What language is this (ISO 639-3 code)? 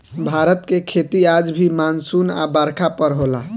bho